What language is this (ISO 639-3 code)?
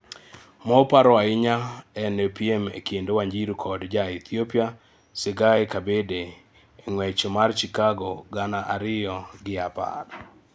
luo